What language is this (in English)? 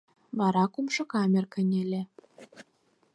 Mari